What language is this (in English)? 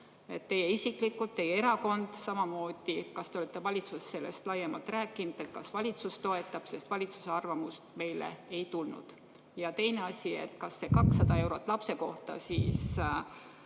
Estonian